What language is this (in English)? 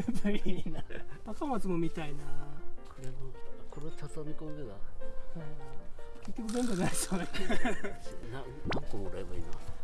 Japanese